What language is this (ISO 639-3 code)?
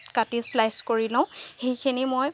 asm